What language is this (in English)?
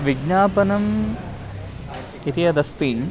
Sanskrit